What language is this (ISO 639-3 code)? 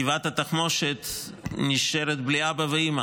heb